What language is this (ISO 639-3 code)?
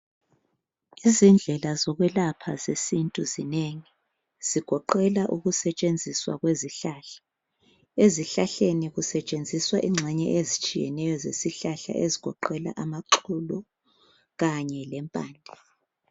nde